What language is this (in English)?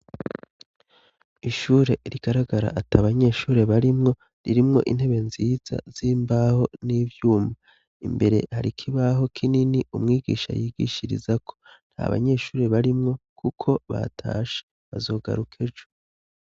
Rundi